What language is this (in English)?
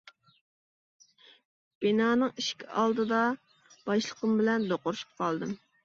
Uyghur